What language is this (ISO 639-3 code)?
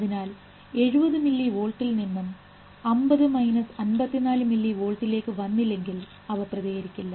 mal